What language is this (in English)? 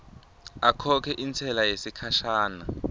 Swati